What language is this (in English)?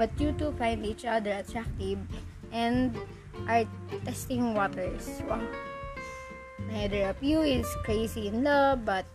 Filipino